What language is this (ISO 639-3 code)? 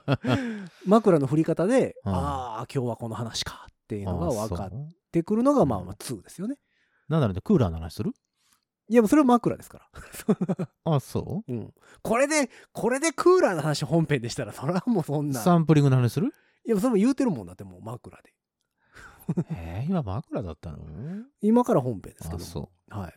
jpn